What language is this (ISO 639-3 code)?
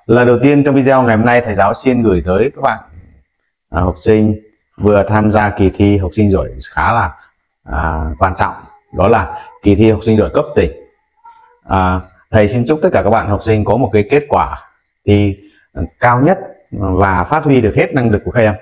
vie